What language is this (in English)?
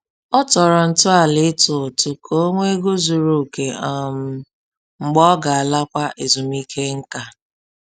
Igbo